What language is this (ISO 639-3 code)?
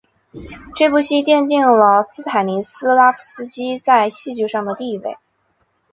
zho